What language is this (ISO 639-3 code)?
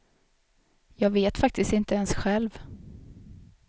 swe